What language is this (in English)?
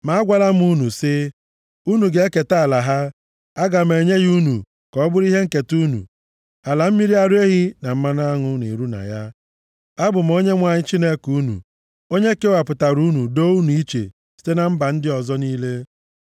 Igbo